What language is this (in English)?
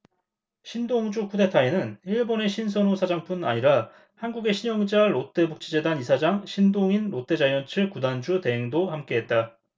Korean